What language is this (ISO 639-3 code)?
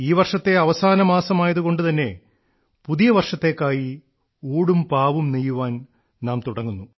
mal